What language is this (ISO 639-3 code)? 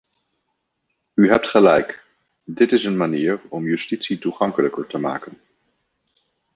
nld